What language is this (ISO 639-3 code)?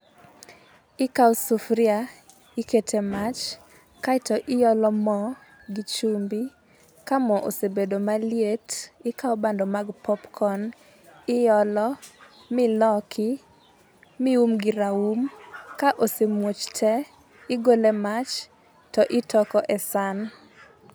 luo